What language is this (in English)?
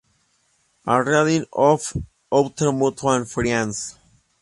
Spanish